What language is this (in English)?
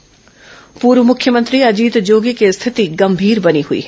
Hindi